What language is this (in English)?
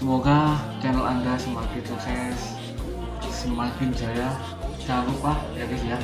Indonesian